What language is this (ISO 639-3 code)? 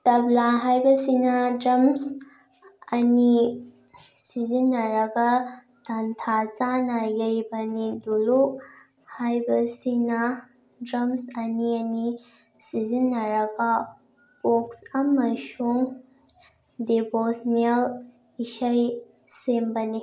mni